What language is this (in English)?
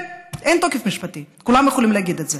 Hebrew